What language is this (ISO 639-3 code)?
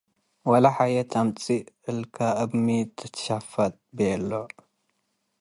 tig